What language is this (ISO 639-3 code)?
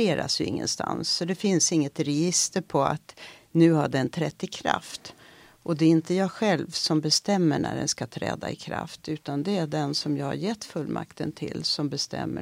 swe